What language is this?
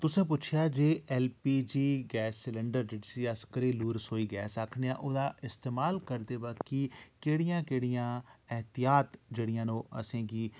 Dogri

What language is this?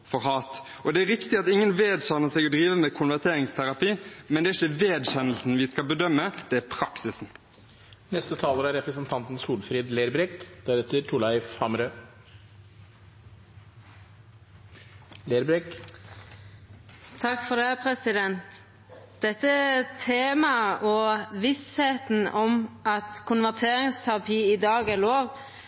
Norwegian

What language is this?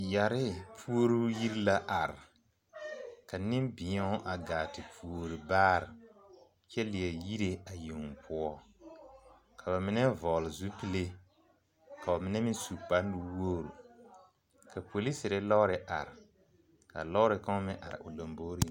Southern Dagaare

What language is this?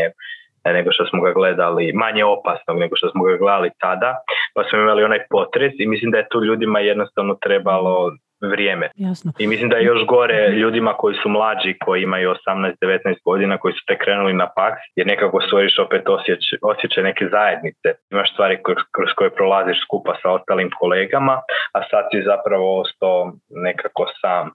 Croatian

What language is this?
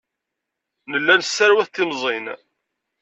Kabyle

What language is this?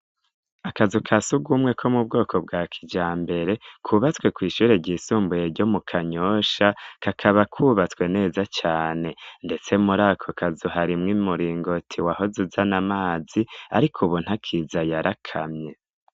Rundi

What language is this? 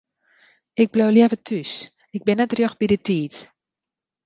Western Frisian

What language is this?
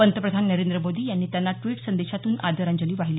Marathi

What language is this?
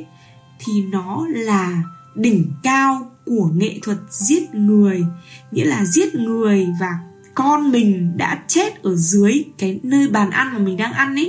Vietnamese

